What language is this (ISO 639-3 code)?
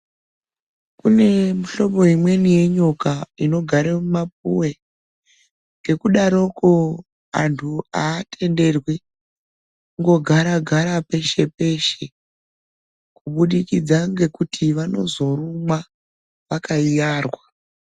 ndc